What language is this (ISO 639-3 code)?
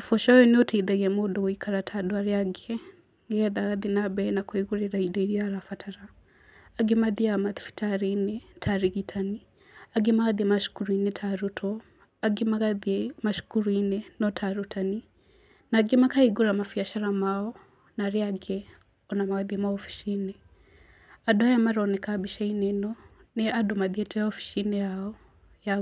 kik